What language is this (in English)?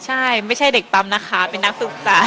Thai